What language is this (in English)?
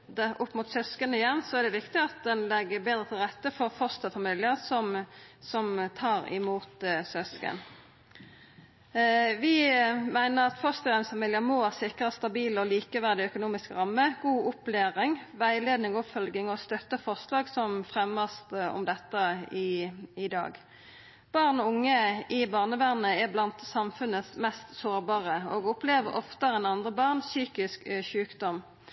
Norwegian Nynorsk